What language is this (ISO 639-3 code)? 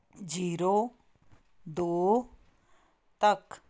pan